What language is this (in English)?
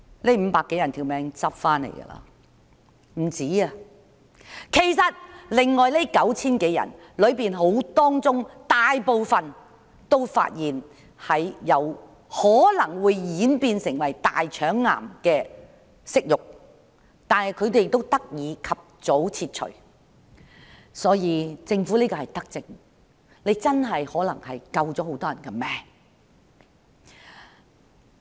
Cantonese